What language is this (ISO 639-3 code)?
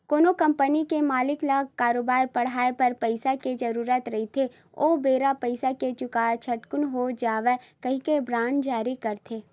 hne